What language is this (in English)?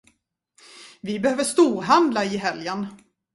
Swedish